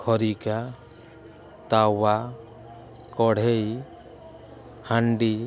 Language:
Odia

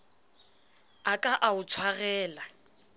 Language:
Southern Sotho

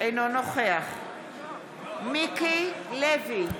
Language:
Hebrew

